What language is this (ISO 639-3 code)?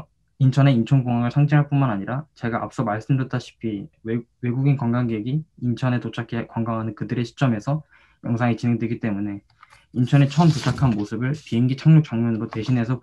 kor